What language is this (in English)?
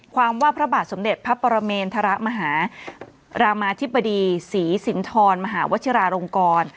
Thai